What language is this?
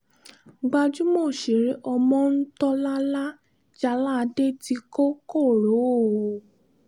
Yoruba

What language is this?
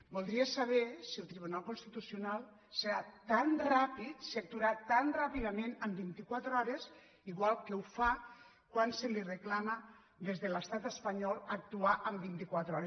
Catalan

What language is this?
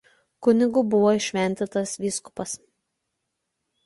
Lithuanian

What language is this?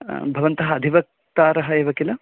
Sanskrit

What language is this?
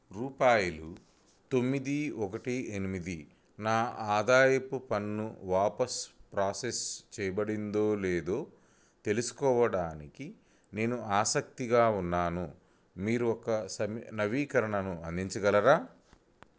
Telugu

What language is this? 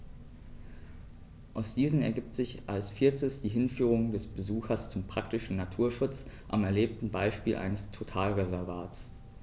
German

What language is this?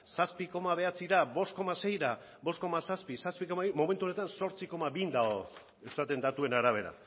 Basque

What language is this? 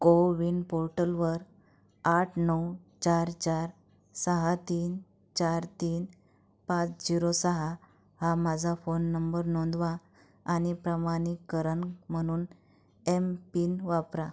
Marathi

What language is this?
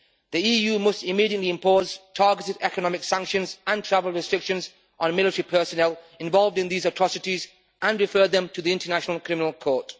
English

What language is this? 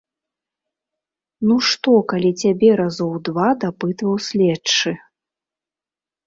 Belarusian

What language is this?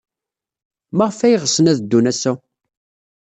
Kabyle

